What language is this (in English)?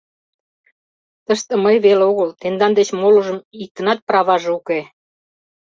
Mari